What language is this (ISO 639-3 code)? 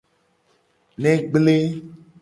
gej